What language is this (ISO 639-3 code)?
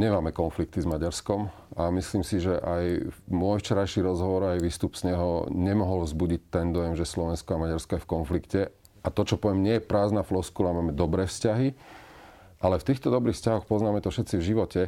slk